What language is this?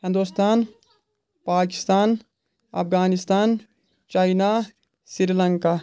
Kashmiri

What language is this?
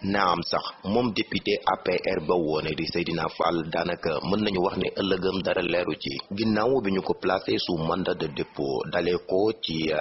Indonesian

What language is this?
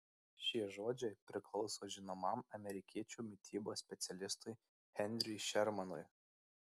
Lithuanian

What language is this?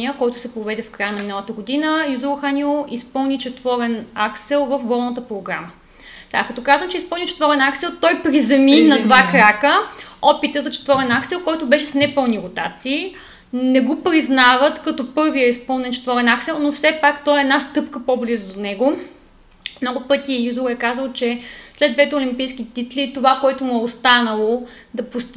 Bulgarian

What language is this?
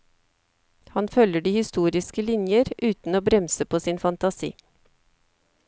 Norwegian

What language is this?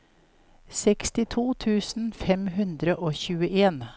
Norwegian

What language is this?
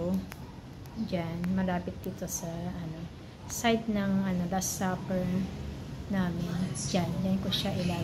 Filipino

